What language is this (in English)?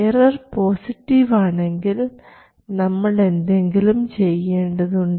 Malayalam